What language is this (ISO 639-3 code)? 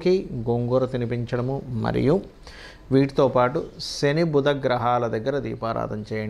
hin